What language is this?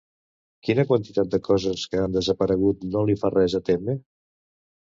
Catalan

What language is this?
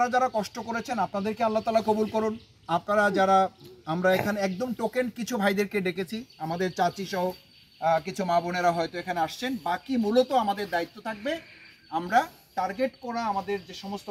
Bangla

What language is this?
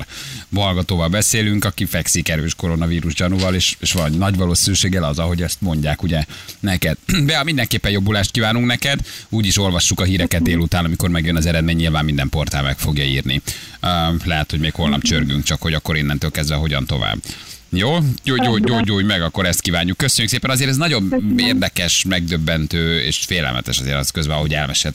Hungarian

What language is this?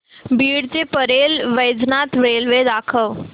Marathi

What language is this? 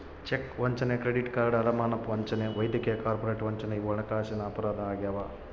Kannada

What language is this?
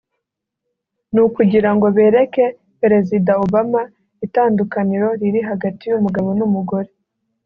Kinyarwanda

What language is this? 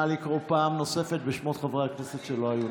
Hebrew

